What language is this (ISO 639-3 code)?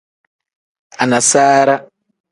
kdh